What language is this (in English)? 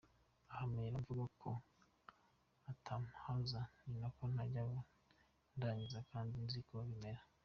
Kinyarwanda